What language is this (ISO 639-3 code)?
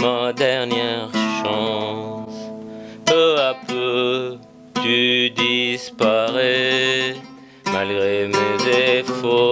fra